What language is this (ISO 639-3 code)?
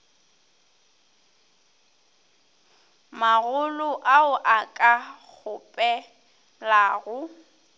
nso